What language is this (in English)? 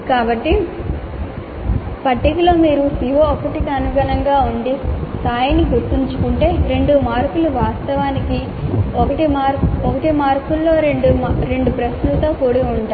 Telugu